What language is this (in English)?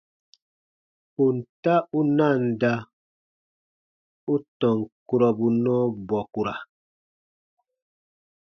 Baatonum